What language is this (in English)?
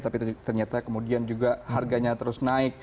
Indonesian